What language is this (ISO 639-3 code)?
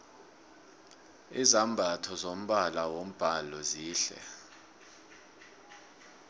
nbl